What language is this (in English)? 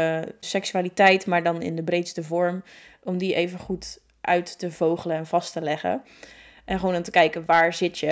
Dutch